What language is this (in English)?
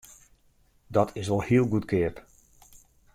Western Frisian